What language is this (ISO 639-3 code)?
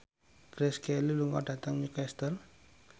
jav